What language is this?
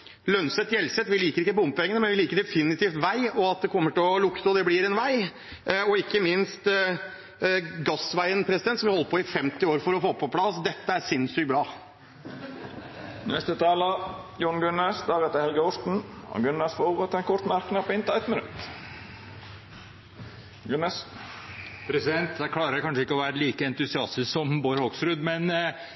Norwegian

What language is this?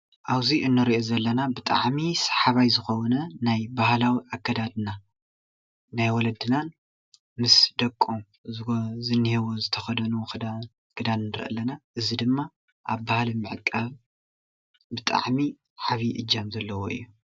Tigrinya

